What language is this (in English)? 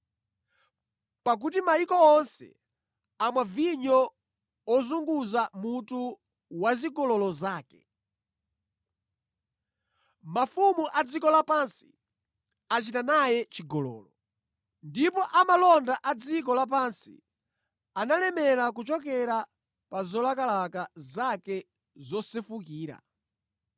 Nyanja